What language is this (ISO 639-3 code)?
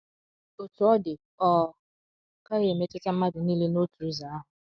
ibo